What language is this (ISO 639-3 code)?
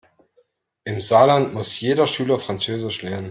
deu